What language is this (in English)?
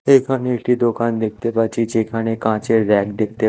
Bangla